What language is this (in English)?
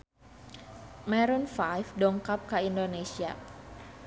Sundanese